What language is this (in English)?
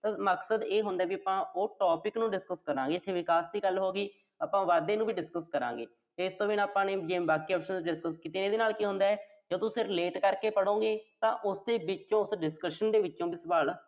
Punjabi